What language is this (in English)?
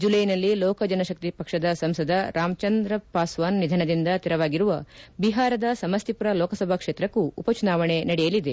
Kannada